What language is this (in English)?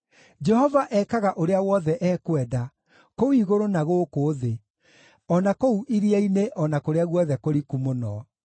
Kikuyu